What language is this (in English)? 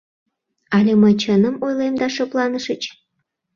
Mari